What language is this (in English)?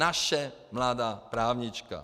Czech